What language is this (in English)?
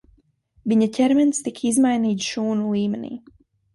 Latvian